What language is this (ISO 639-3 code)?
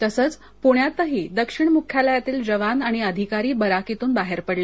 mar